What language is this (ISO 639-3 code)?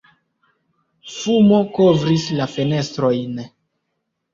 epo